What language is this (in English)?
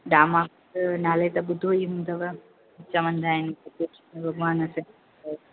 Sindhi